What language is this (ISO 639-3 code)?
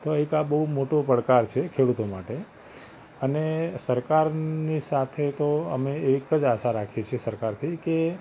guj